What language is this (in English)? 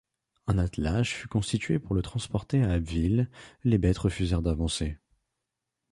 French